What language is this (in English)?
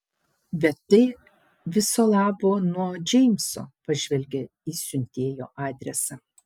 Lithuanian